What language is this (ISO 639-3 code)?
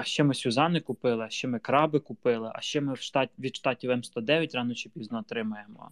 ukr